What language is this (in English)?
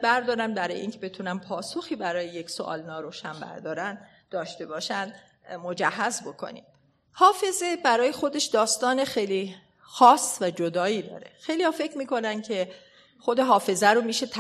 Persian